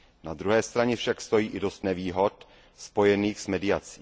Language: Czech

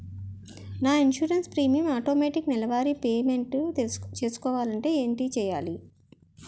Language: Telugu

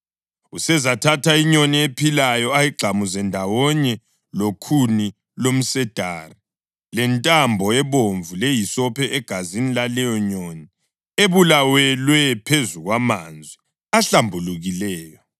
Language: North Ndebele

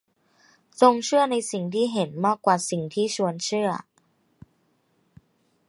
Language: Thai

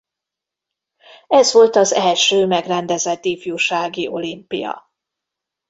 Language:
Hungarian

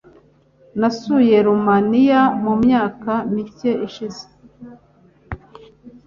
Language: Kinyarwanda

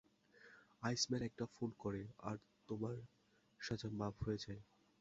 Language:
Bangla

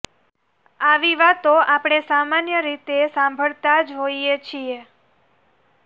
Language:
Gujarati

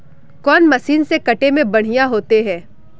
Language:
Magahi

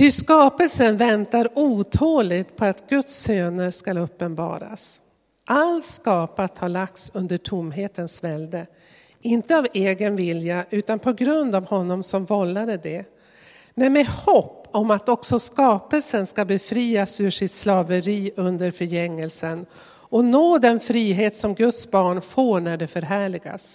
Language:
Swedish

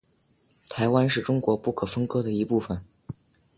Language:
Chinese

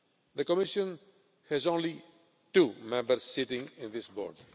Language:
English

